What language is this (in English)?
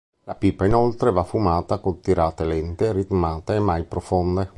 Italian